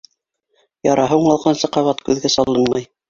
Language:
Bashkir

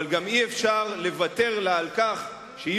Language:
Hebrew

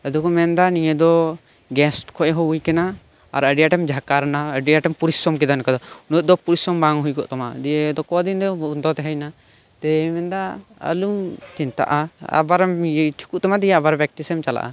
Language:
Santali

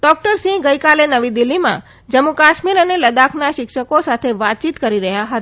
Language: Gujarati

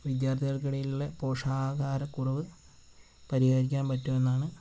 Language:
Malayalam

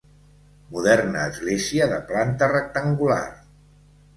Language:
Catalan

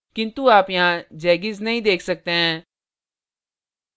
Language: Hindi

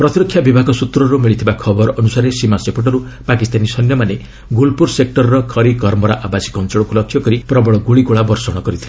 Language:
Odia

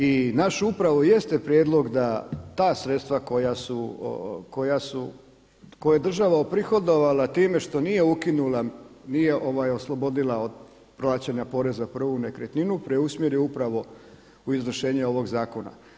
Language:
Croatian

